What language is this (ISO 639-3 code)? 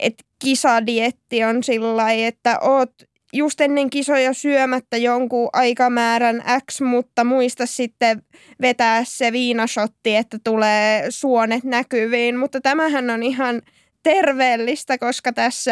fin